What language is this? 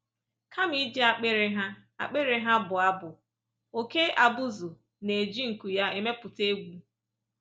Igbo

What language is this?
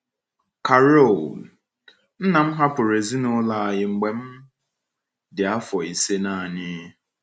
Igbo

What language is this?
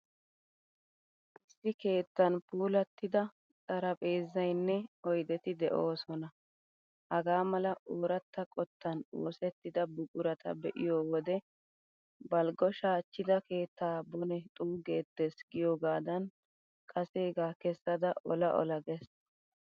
Wolaytta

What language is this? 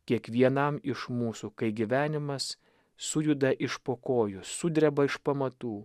Lithuanian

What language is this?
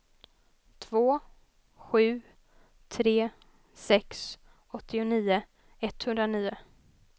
Swedish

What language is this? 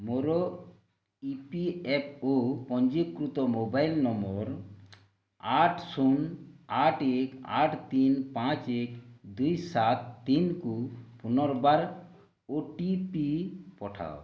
Odia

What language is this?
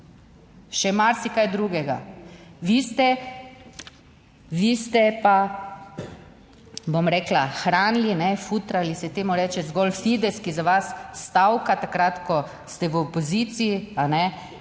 Slovenian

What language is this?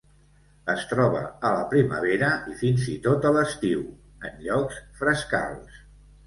Catalan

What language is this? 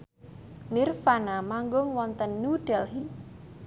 Javanese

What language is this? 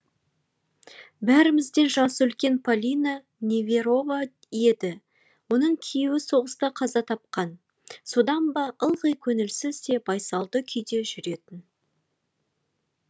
Kazakh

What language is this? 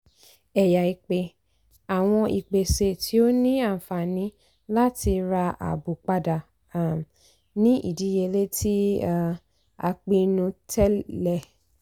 Yoruba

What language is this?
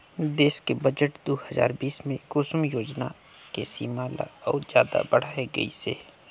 Chhattisgarhi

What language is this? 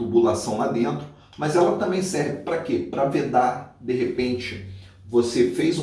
Portuguese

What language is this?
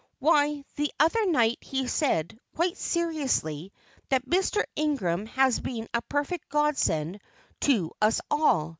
English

